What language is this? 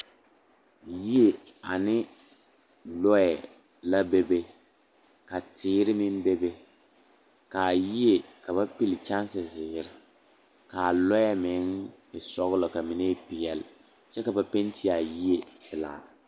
Southern Dagaare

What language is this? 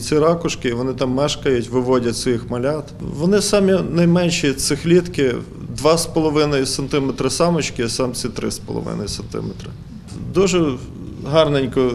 Ukrainian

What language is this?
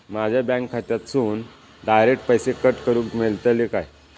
Marathi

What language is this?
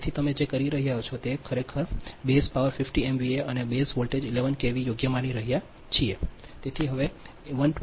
Gujarati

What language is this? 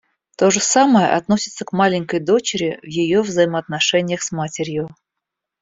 Russian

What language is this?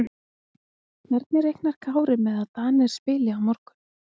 Icelandic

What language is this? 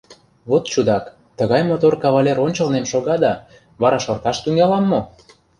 Mari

